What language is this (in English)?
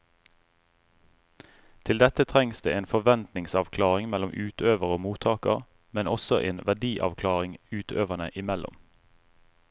Norwegian